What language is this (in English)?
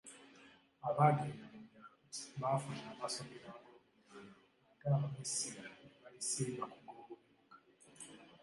Ganda